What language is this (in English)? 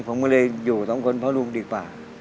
Thai